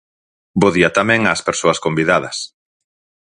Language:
Galician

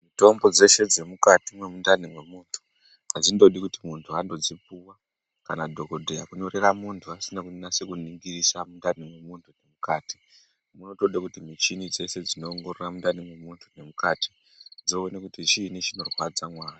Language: Ndau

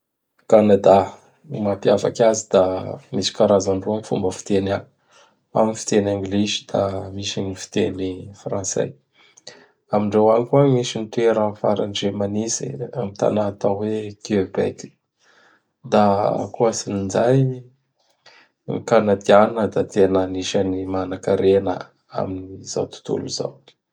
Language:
Bara Malagasy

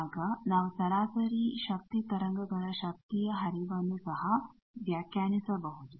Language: Kannada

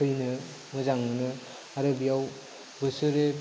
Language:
Bodo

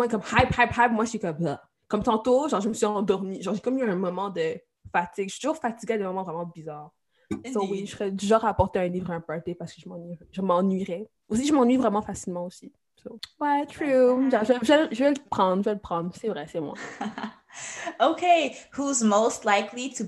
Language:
French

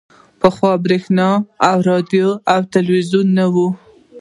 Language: Pashto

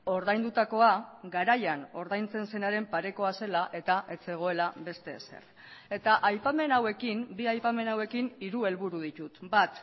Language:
Basque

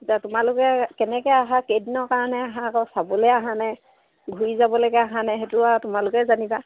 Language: Assamese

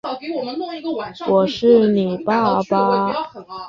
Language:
Chinese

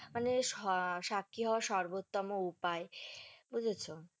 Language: Bangla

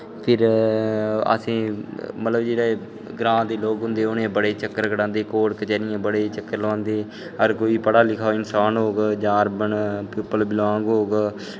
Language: Dogri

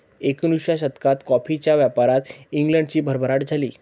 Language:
Marathi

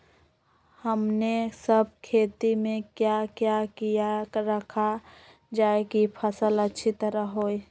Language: Magahi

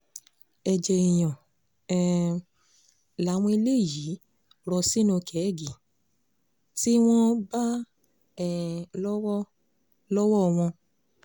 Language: Yoruba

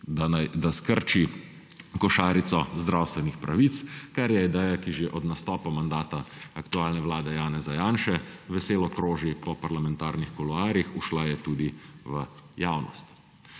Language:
Slovenian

